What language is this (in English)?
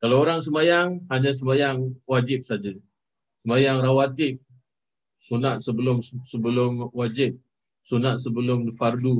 Malay